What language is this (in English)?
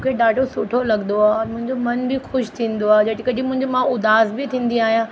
Sindhi